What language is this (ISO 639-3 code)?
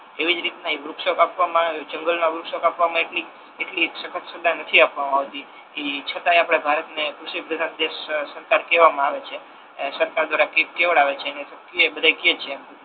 guj